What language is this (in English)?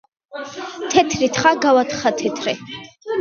Georgian